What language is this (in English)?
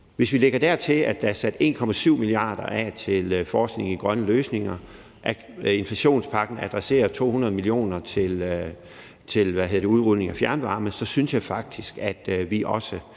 Danish